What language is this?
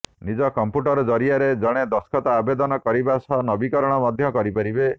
Odia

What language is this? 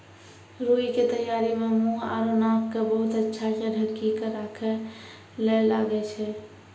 Maithili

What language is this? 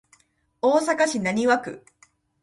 Japanese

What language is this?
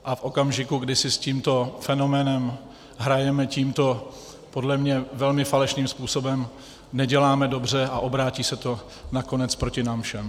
Czech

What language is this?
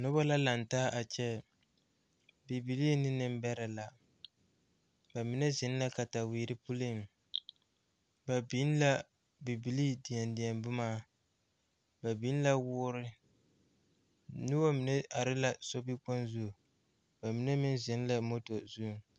Southern Dagaare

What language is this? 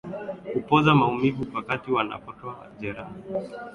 Swahili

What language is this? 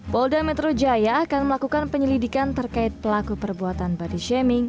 Indonesian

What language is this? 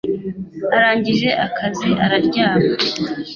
Kinyarwanda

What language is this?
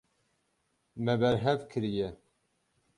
Kurdish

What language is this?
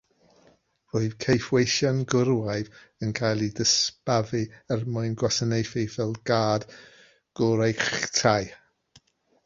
Welsh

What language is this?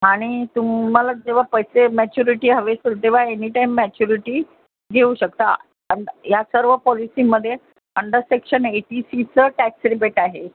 Marathi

